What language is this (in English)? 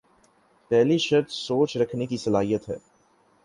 Urdu